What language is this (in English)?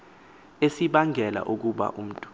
Xhosa